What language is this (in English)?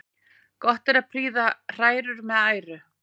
Icelandic